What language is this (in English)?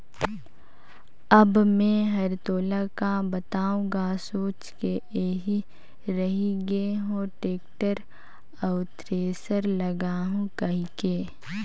Chhattisgarhi